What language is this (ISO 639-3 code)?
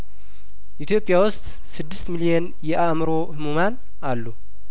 amh